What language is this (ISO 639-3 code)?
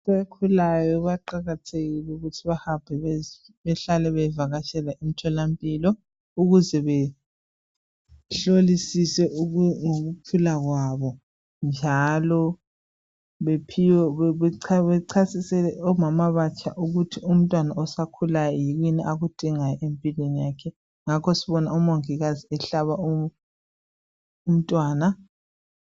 nde